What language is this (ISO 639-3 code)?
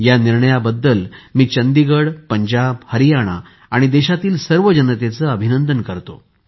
mar